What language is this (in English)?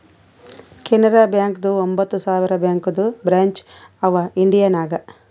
Kannada